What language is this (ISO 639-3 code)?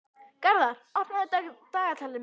isl